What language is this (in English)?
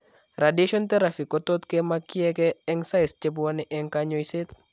Kalenjin